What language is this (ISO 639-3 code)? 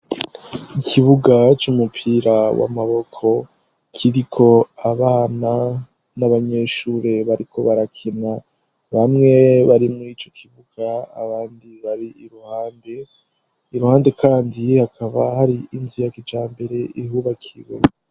run